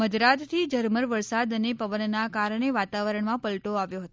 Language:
Gujarati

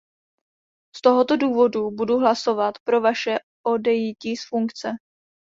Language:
Czech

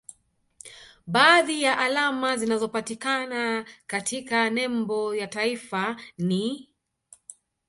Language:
Swahili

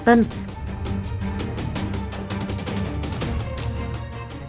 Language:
Vietnamese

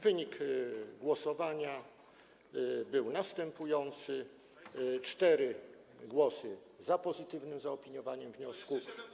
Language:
Polish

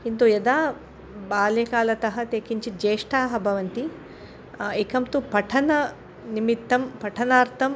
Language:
Sanskrit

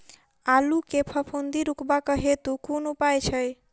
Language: Maithili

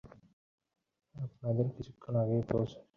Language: Bangla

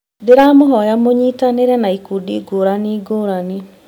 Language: Kikuyu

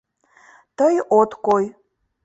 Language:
Mari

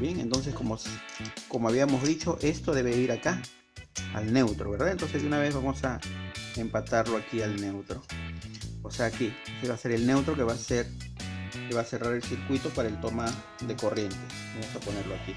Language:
Spanish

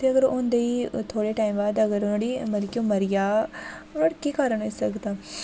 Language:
Dogri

